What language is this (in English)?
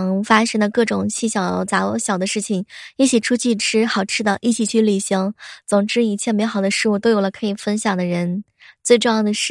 Chinese